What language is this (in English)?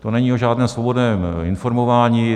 Czech